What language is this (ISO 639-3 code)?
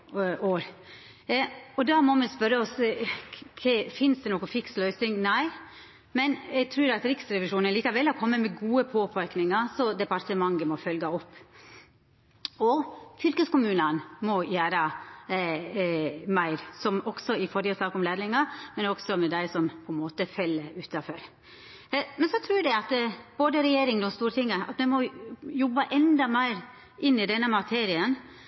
nno